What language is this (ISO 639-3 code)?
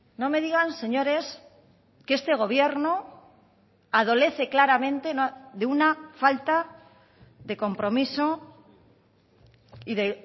spa